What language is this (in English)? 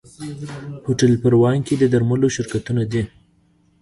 Pashto